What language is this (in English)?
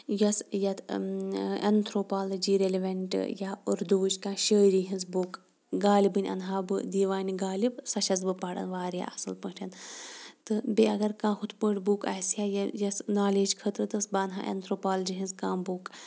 Kashmiri